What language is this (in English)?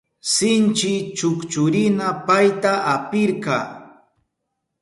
Southern Pastaza Quechua